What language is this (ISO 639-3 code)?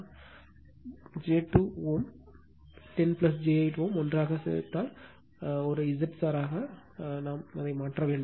tam